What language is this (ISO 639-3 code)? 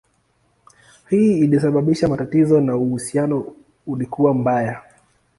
swa